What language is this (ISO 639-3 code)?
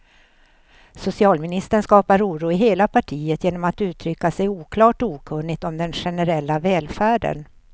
swe